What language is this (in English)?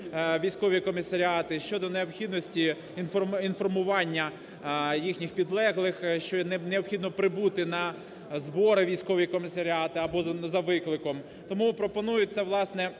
Ukrainian